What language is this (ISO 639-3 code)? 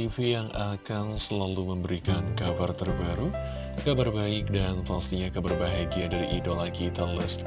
ind